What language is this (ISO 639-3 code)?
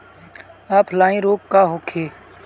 bho